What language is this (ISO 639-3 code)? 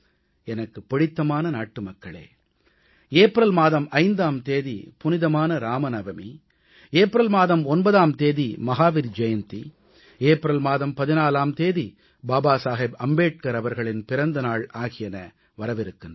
tam